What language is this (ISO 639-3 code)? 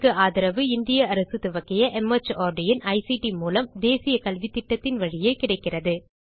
tam